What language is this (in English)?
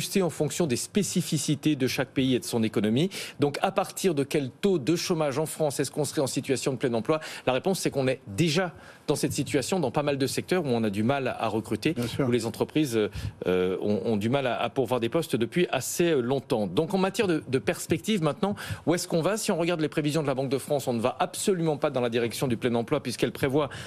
French